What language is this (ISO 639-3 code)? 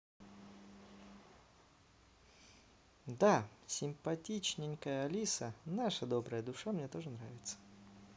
rus